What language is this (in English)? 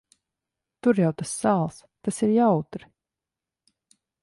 Latvian